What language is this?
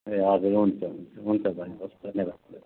Nepali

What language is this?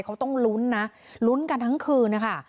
Thai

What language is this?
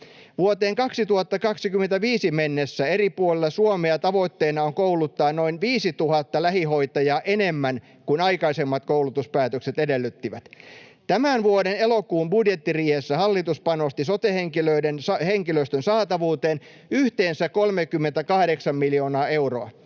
Finnish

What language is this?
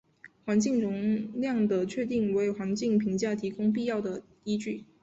Chinese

